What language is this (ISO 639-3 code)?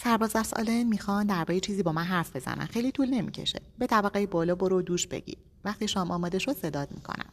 fas